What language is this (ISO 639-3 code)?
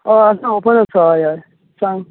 kok